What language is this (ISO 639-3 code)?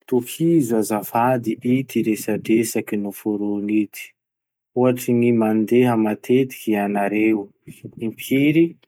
msh